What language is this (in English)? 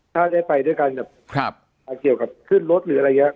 Thai